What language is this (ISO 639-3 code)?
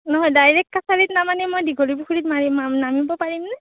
asm